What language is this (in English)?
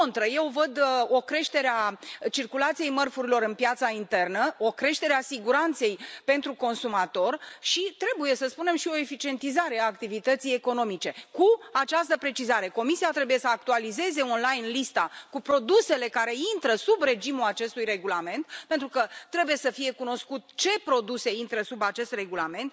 Romanian